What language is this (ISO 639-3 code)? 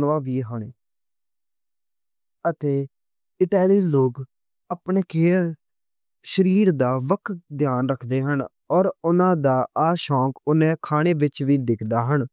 lah